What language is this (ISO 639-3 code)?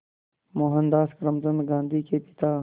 hin